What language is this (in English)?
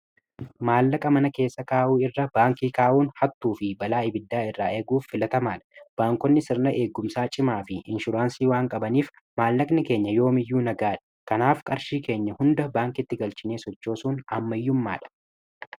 Oromo